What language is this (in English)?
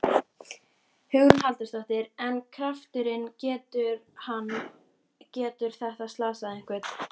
Icelandic